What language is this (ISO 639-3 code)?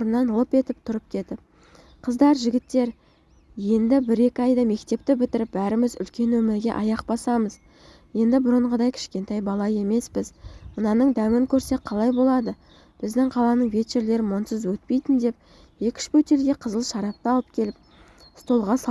tur